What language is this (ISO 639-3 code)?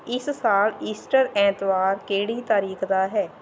pan